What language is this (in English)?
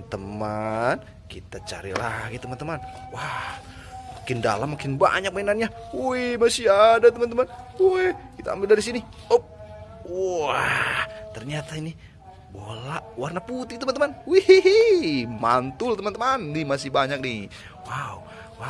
Indonesian